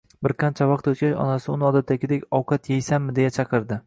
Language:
Uzbek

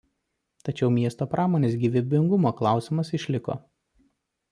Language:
Lithuanian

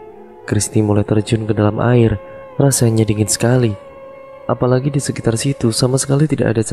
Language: Indonesian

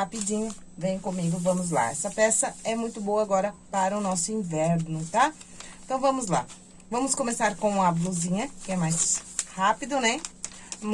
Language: Portuguese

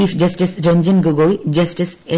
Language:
Malayalam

